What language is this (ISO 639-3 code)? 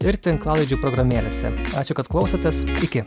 lit